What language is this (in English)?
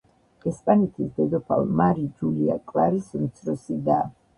Georgian